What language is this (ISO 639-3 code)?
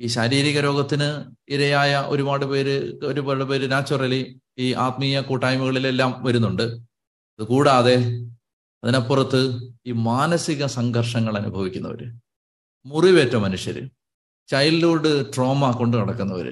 mal